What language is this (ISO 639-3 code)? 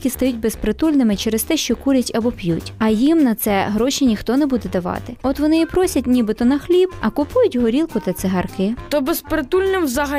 ukr